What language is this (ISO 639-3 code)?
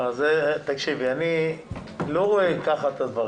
heb